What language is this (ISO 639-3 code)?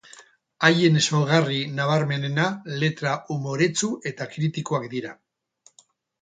eus